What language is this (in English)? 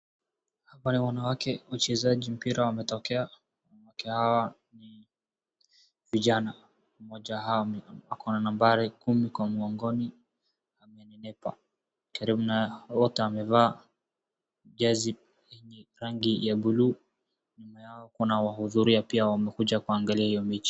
Swahili